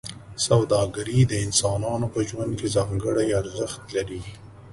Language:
Pashto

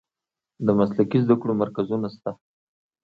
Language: Pashto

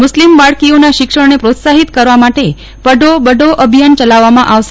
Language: Gujarati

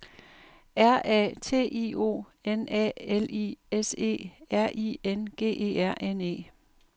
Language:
Danish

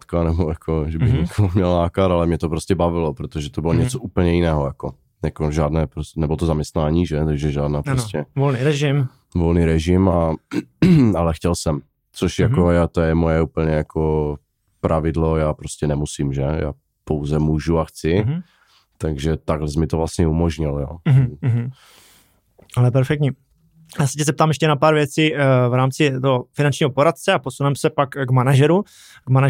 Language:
Czech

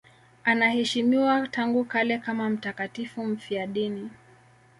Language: Swahili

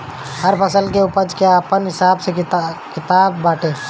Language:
Bhojpuri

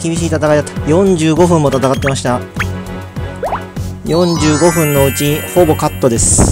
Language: Japanese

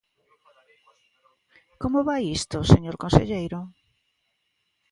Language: Galician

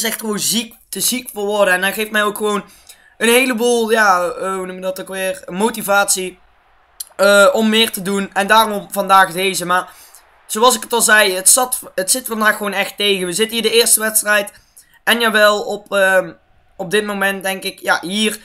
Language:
Dutch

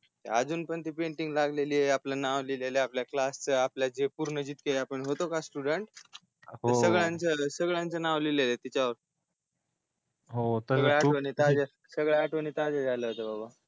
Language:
Marathi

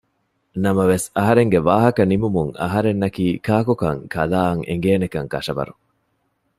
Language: Divehi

